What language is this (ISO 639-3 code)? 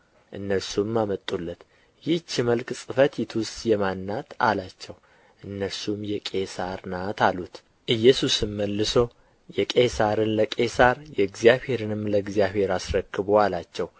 amh